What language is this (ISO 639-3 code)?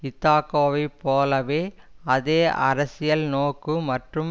tam